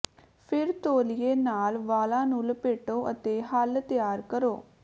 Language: Punjabi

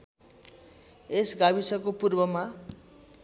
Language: Nepali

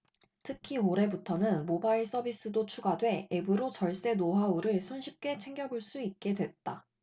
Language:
Korean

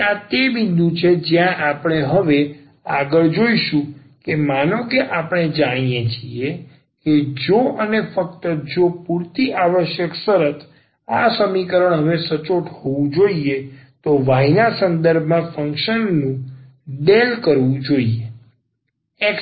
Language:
Gujarati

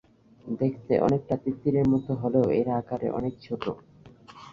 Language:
Bangla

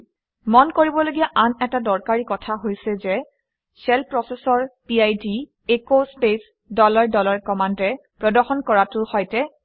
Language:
Assamese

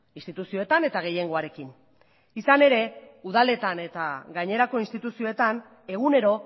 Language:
Basque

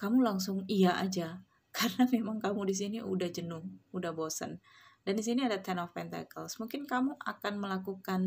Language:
Indonesian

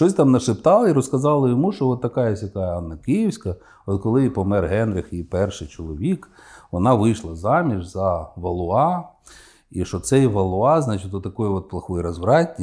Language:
Ukrainian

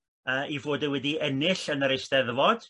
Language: Welsh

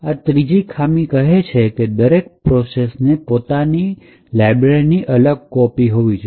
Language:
Gujarati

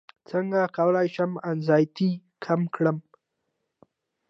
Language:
Pashto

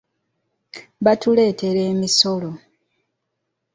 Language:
Ganda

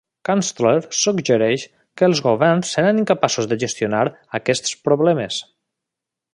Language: Catalan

